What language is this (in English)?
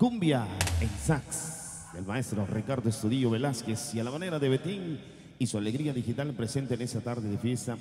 Spanish